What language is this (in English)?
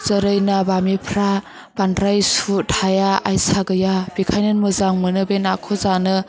Bodo